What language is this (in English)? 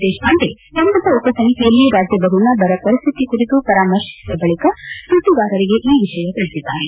Kannada